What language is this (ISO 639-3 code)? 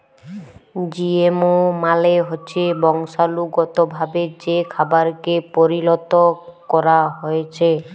ben